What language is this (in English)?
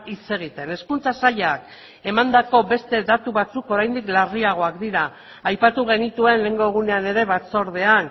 Basque